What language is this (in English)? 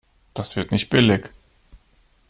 German